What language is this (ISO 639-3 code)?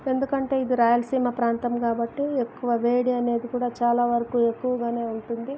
tel